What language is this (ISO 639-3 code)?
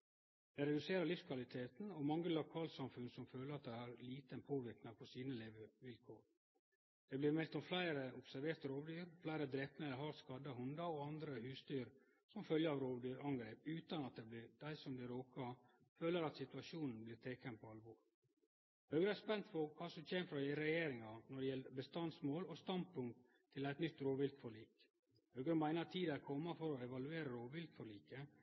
nno